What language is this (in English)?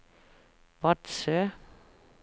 Norwegian